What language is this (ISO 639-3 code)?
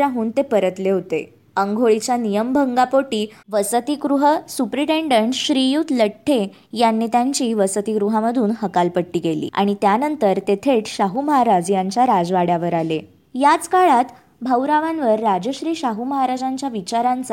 mar